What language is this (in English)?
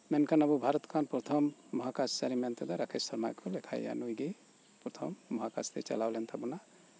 Santali